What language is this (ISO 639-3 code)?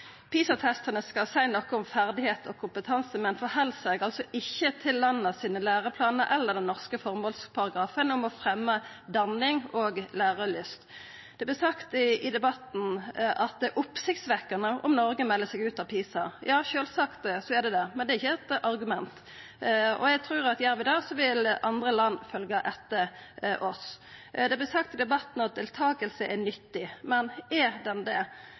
nno